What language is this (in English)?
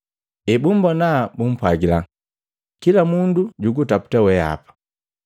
Matengo